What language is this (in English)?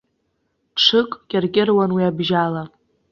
Abkhazian